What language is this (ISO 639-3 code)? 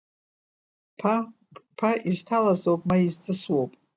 abk